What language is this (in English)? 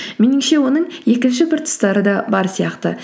Kazakh